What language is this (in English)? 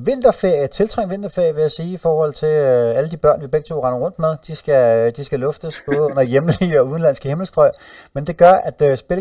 Danish